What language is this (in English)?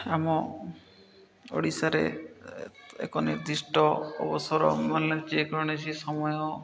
Odia